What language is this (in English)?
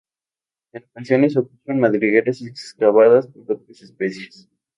Spanish